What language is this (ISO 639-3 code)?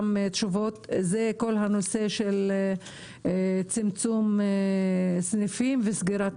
heb